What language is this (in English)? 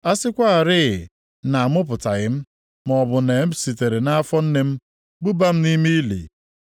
Igbo